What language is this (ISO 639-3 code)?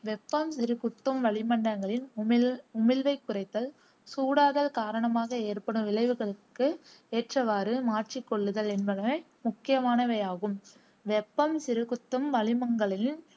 tam